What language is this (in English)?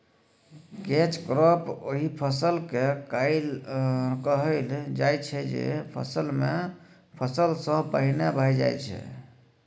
Maithili